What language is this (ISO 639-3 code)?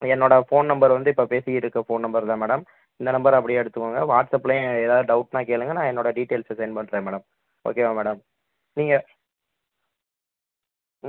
tam